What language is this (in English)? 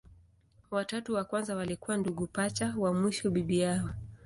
Swahili